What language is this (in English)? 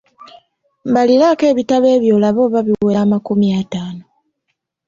Ganda